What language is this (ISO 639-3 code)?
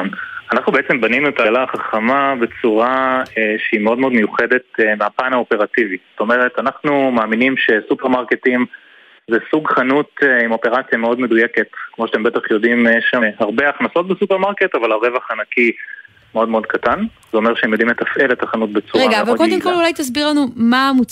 heb